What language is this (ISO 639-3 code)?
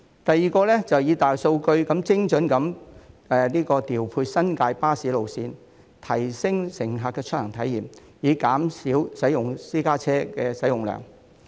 yue